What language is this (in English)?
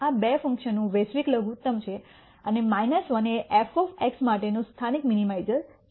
Gujarati